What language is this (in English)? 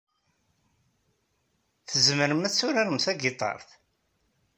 Kabyle